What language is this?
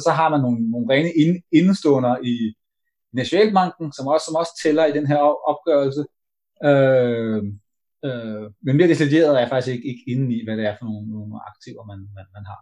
Danish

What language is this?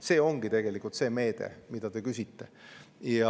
Estonian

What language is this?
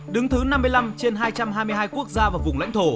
Vietnamese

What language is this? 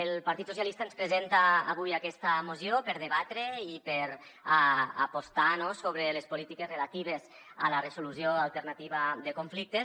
Catalan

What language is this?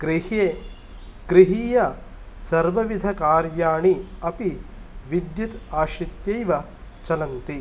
Sanskrit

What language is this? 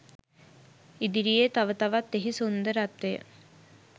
Sinhala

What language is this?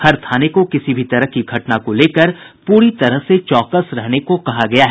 Hindi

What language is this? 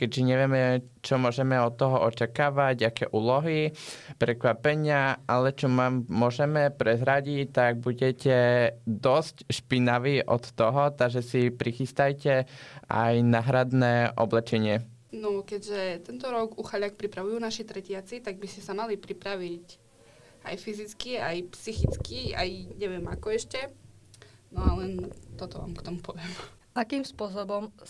Slovak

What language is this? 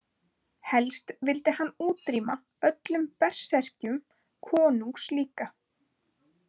Icelandic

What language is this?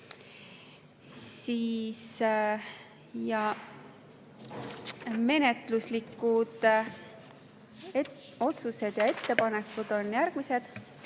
Estonian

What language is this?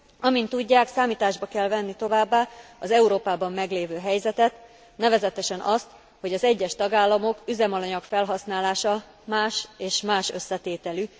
Hungarian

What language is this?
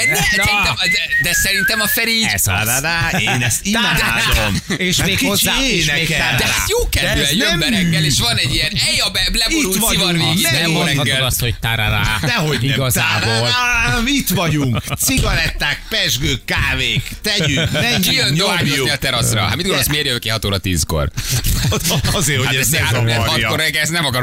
Hungarian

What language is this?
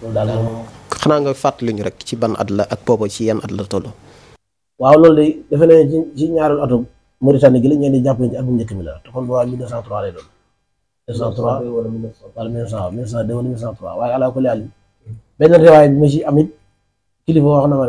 Arabic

